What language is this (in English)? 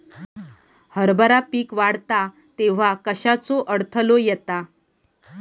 Marathi